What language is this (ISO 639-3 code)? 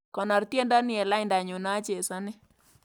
kln